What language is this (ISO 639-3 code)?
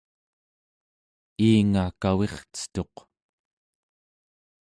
esu